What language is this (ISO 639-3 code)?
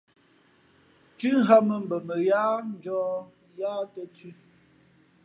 fmp